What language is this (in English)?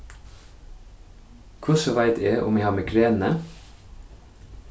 Faroese